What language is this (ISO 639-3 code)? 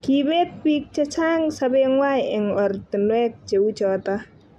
kln